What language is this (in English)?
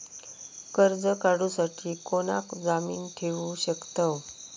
Marathi